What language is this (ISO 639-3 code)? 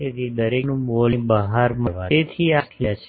guj